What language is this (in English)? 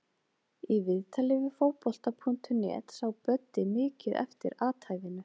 Icelandic